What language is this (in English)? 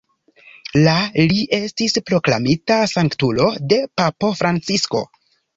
Esperanto